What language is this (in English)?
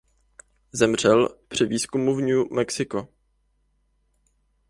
Czech